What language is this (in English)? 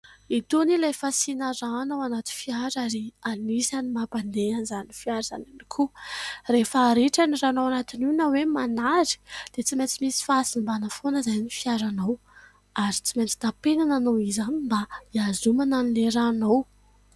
Malagasy